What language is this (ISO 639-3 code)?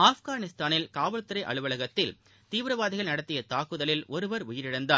tam